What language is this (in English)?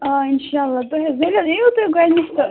Kashmiri